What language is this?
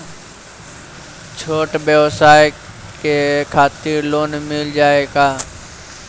Bhojpuri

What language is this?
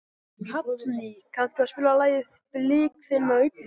Icelandic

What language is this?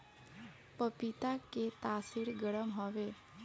Bhojpuri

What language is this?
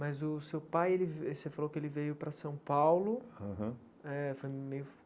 Portuguese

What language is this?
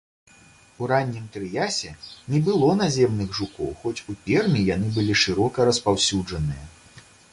Belarusian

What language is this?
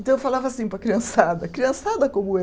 Portuguese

